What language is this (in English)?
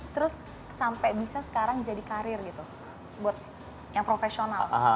Indonesian